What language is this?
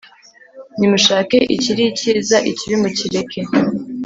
Kinyarwanda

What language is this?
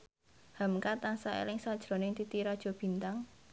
Javanese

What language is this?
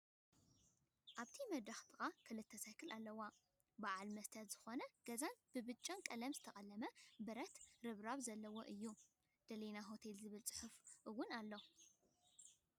Tigrinya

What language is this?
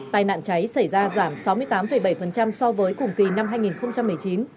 Vietnamese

